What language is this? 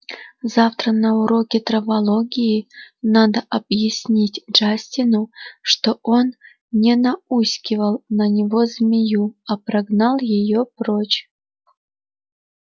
Russian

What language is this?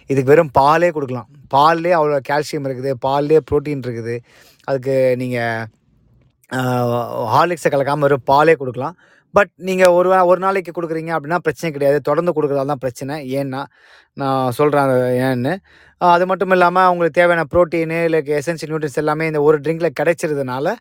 Tamil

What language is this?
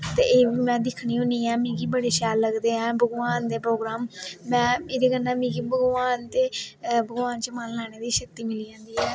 Dogri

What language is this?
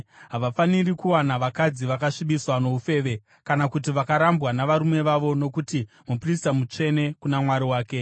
Shona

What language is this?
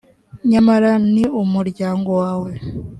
Kinyarwanda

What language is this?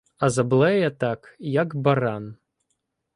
Ukrainian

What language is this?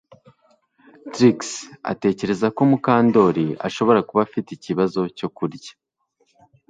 Kinyarwanda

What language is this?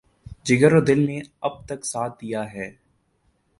Urdu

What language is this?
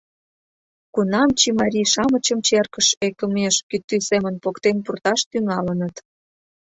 Mari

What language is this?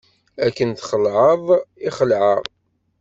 Kabyle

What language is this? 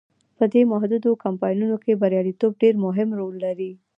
Pashto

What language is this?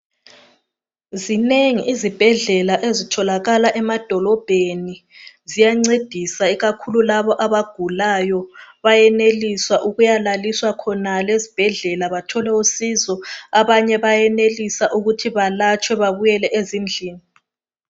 North Ndebele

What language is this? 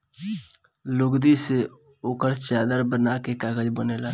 Bhojpuri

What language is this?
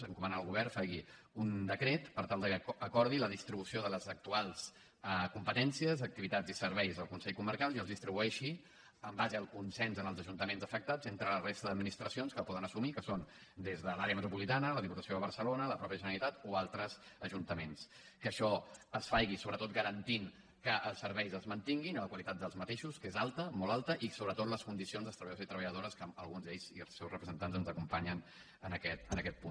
Catalan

